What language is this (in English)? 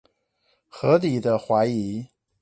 Chinese